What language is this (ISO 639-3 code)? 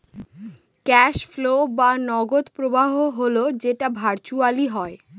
ben